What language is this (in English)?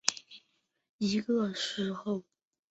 Chinese